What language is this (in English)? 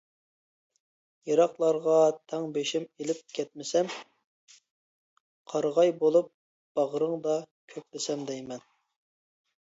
Uyghur